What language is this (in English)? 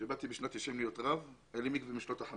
Hebrew